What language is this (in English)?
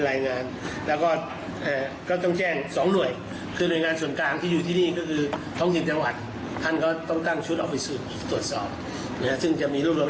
Thai